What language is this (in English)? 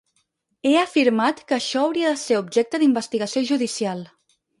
Catalan